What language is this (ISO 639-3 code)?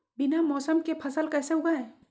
mag